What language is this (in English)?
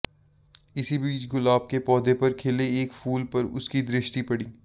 Hindi